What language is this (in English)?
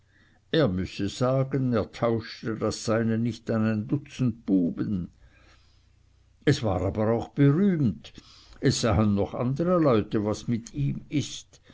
German